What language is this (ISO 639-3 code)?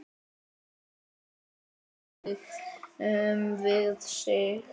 isl